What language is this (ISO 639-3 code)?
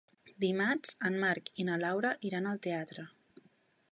cat